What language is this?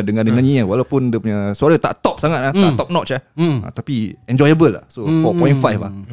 Malay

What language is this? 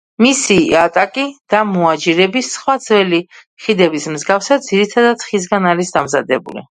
Georgian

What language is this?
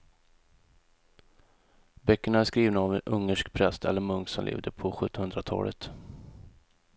Swedish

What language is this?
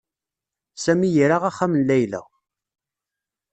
Kabyle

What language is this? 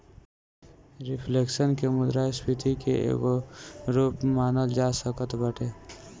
Bhojpuri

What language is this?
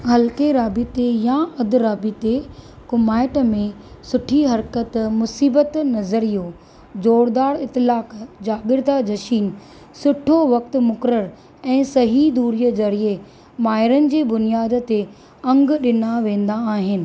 Sindhi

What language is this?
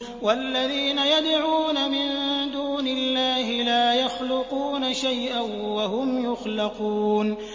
Arabic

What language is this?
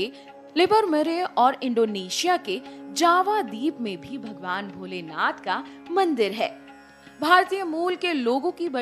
Hindi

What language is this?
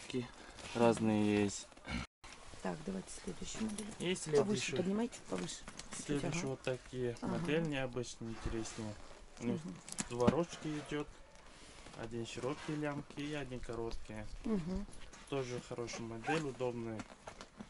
Russian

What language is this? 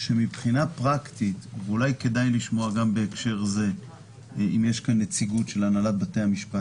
Hebrew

